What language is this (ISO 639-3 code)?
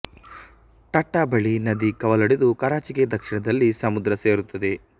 kan